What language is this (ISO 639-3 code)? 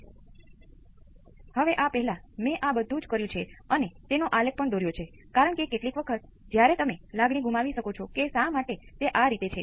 guj